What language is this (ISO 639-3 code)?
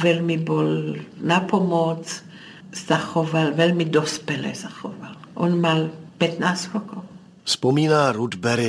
ces